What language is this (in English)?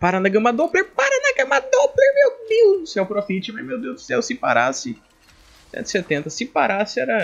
Portuguese